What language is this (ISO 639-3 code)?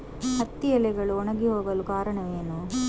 kan